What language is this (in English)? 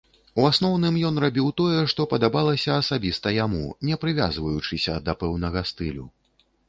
Belarusian